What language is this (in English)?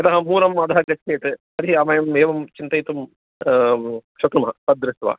Sanskrit